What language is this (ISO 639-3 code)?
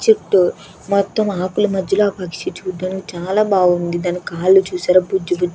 tel